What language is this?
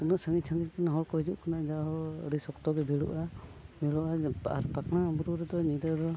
Santali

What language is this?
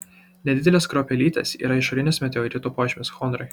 Lithuanian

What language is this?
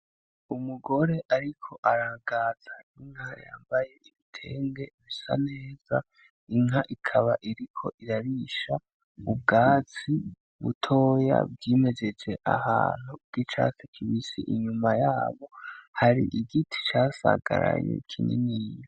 Rundi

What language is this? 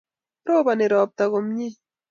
Kalenjin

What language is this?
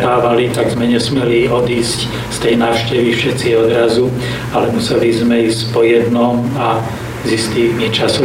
Slovak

